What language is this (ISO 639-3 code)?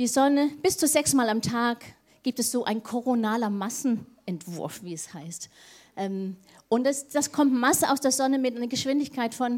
deu